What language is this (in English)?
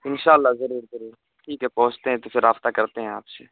Urdu